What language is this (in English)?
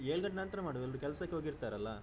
Kannada